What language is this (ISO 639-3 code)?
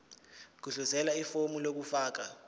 zul